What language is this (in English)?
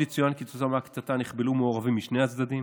Hebrew